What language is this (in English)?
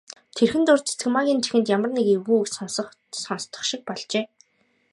Mongolian